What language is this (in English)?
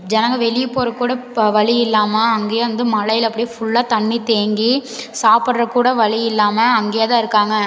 Tamil